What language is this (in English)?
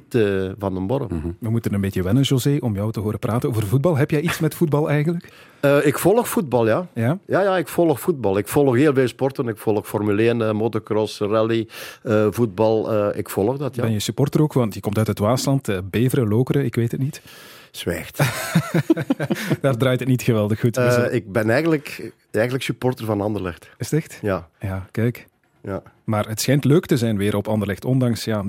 Dutch